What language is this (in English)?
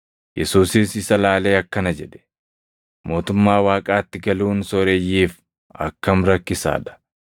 Oromo